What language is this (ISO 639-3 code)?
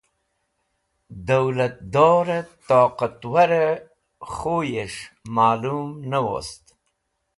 wbl